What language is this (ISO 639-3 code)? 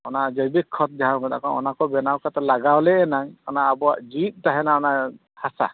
sat